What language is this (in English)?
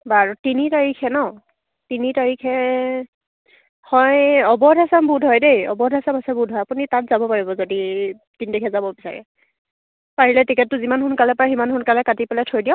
Assamese